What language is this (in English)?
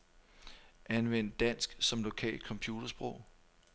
Danish